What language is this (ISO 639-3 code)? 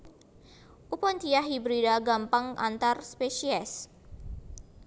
jav